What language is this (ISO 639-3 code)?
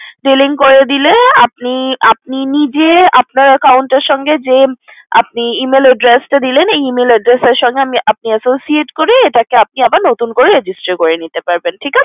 ben